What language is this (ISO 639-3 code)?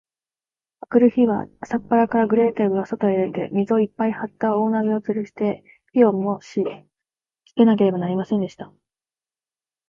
jpn